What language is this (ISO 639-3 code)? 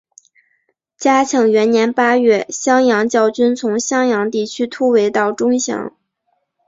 zho